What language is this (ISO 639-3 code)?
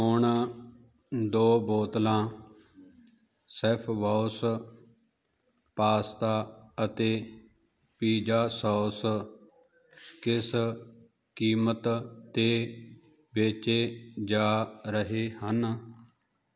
pan